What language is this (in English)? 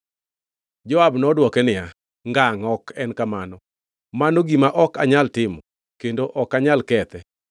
Luo (Kenya and Tanzania)